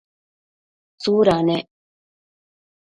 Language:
Matsés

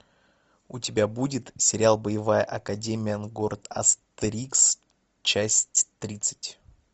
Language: Russian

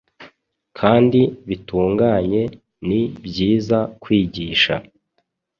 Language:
Kinyarwanda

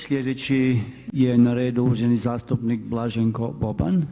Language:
Croatian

